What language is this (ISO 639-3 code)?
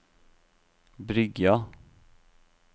nor